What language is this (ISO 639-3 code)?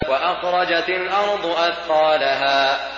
ara